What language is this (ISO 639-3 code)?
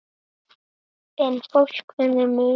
isl